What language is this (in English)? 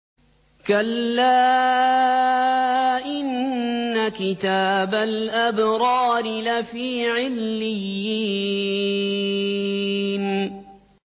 Arabic